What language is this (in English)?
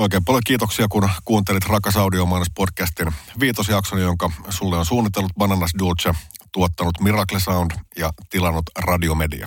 Finnish